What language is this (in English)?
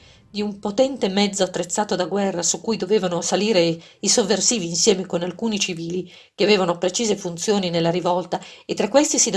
Italian